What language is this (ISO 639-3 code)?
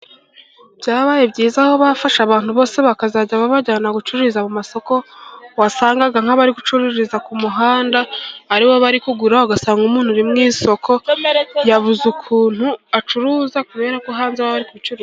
kin